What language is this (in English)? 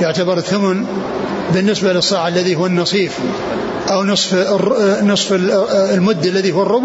Arabic